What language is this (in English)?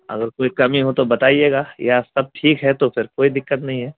Urdu